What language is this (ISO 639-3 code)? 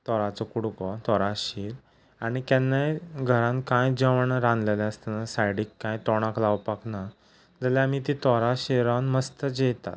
kok